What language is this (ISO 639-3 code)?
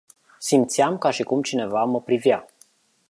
ron